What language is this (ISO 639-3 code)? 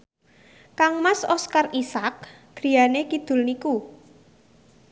jav